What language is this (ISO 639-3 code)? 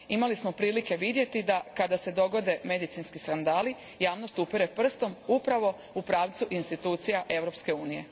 hrv